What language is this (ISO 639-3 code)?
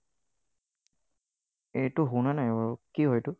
asm